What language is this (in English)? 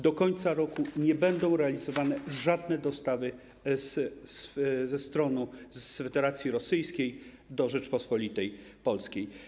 Polish